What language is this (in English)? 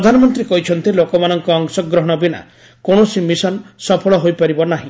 Odia